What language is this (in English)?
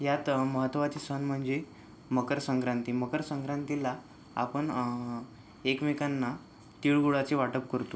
Marathi